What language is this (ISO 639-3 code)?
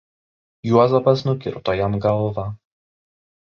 lit